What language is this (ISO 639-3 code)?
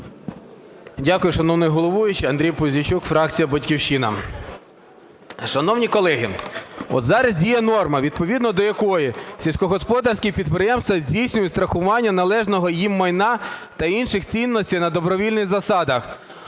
ukr